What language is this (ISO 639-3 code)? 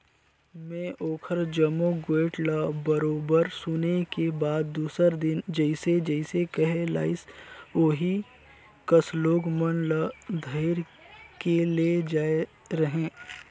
hne